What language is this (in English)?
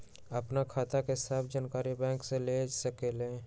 Magahi